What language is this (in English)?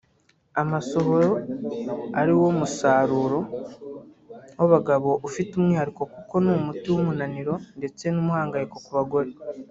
Kinyarwanda